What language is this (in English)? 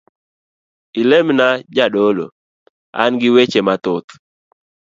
Luo (Kenya and Tanzania)